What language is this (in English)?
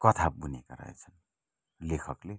Nepali